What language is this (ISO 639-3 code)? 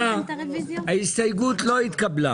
heb